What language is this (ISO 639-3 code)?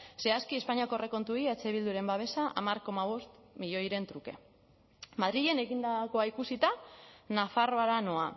eus